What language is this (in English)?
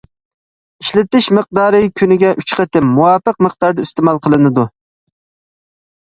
Uyghur